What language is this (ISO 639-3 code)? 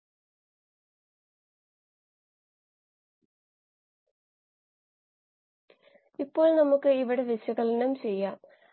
mal